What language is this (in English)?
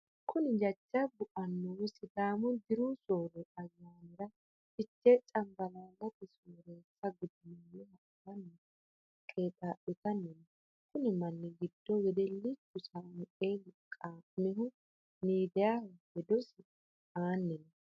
Sidamo